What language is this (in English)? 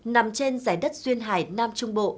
Vietnamese